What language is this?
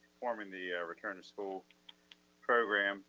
English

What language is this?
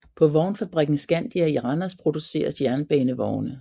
Danish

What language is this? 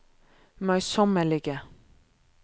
Norwegian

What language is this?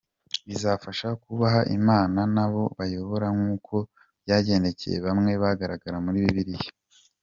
Kinyarwanda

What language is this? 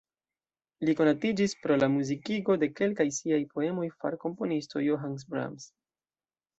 Esperanto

